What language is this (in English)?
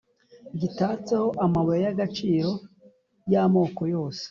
Kinyarwanda